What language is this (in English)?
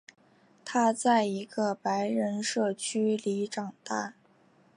Chinese